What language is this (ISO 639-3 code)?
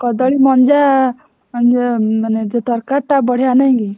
ori